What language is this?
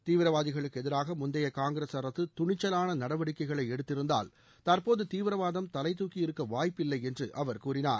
Tamil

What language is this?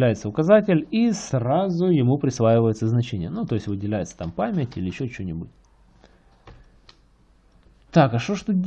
Russian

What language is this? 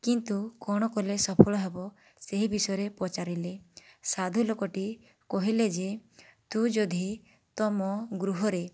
Odia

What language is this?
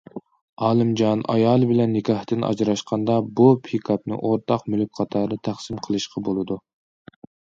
Uyghur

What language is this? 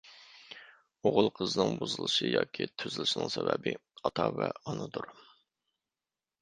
Uyghur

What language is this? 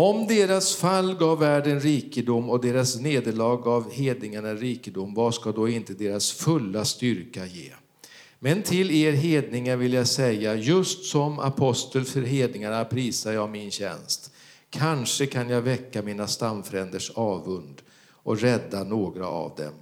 Swedish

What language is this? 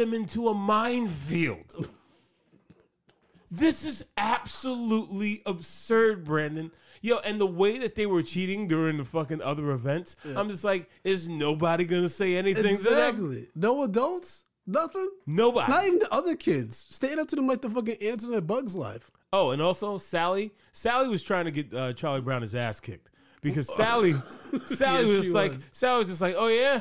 English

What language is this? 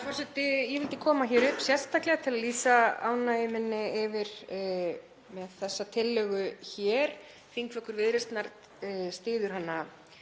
Icelandic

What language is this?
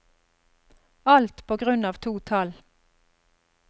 Norwegian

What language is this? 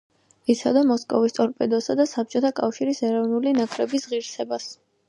Georgian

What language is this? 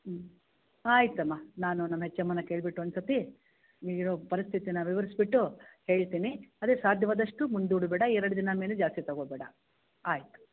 Kannada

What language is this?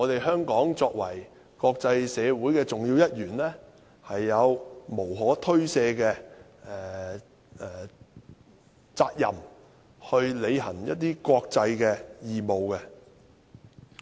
Cantonese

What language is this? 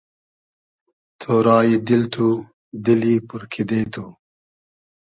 Hazaragi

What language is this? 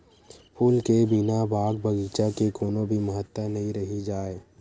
Chhattisgarhi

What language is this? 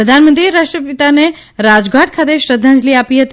Gujarati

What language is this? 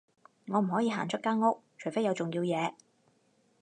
Cantonese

